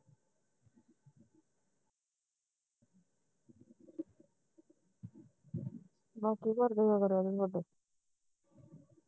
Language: Punjabi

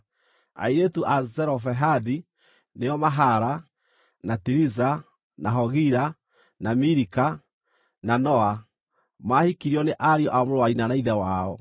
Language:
Kikuyu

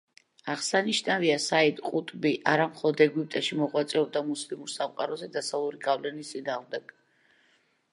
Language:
Georgian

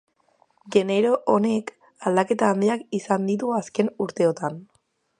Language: Basque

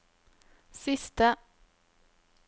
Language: Norwegian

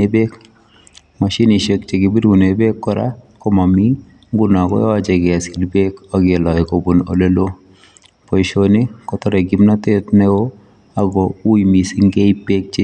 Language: Kalenjin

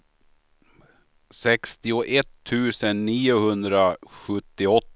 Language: Swedish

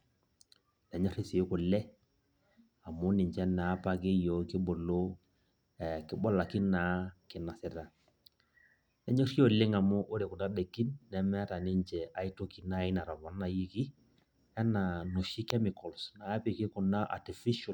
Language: Masai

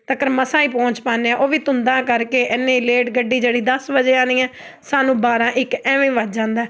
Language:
Punjabi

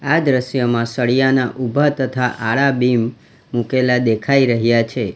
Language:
Gujarati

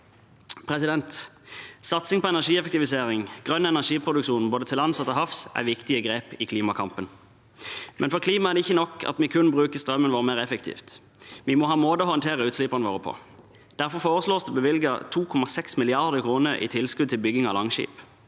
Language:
Norwegian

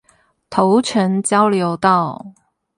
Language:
Chinese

